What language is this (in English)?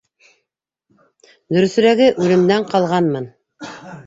Bashkir